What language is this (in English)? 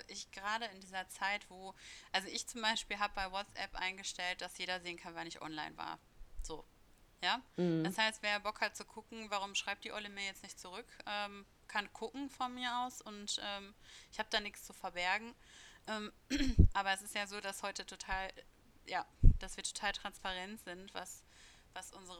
German